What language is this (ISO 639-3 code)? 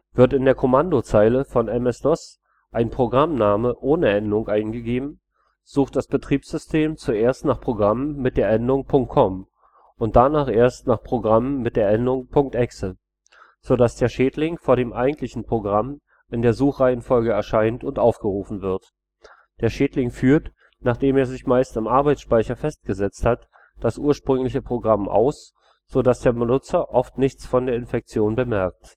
deu